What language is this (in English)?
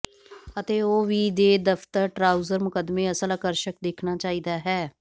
Punjabi